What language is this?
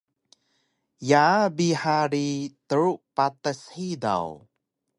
Taroko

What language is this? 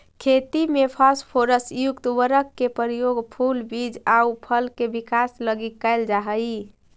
Magahi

